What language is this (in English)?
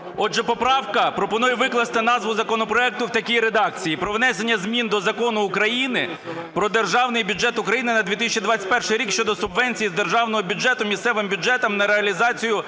Ukrainian